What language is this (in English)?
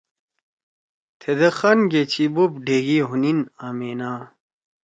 Torwali